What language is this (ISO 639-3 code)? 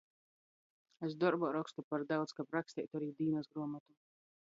ltg